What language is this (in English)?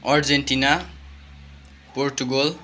Nepali